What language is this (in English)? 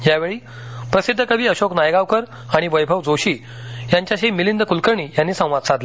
Marathi